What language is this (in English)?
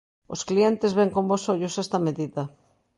Galician